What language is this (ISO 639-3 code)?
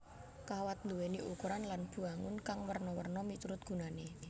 jav